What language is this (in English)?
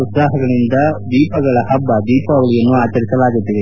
Kannada